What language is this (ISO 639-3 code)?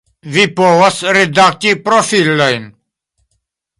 epo